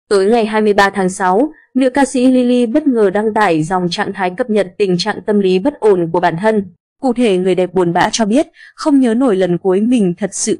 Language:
Vietnamese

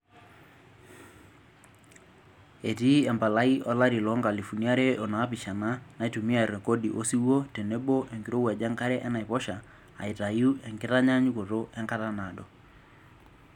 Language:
Masai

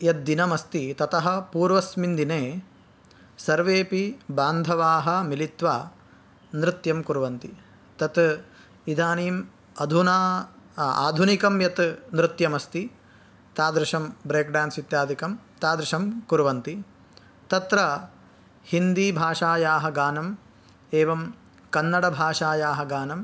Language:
Sanskrit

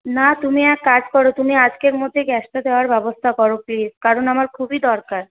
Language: Bangla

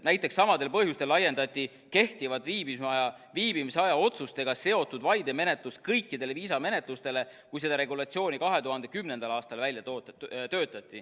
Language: Estonian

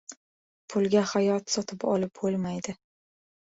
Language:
Uzbek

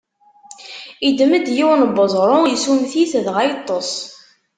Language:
Kabyle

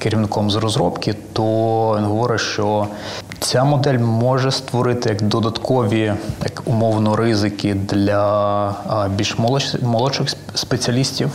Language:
Ukrainian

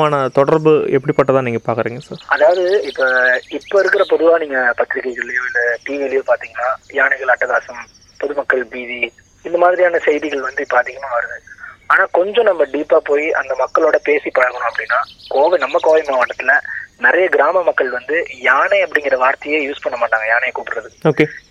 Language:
Tamil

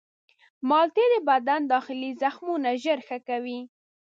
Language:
Pashto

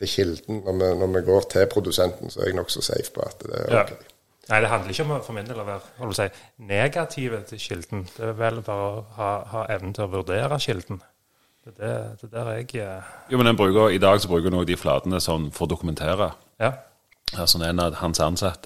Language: Danish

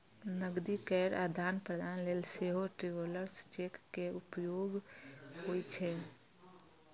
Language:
Maithili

